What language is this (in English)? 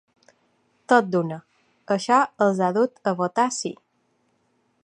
Catalan